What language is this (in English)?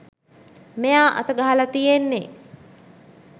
Sinhala